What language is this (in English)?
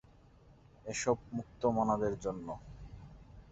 Bangla